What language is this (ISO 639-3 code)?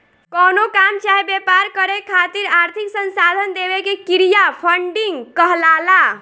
bho